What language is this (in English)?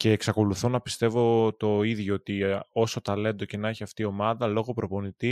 Greek